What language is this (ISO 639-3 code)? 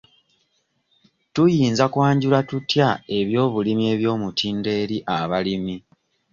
lug